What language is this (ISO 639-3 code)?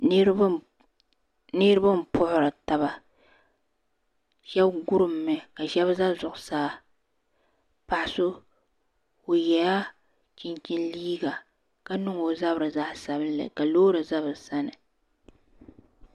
dag